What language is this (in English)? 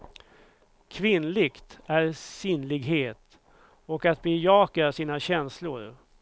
Swedish